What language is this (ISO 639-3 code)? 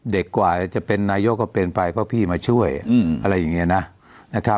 tha